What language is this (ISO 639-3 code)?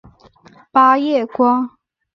zho